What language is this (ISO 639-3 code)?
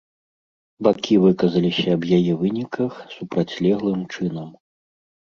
bel